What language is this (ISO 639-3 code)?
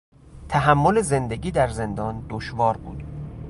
fas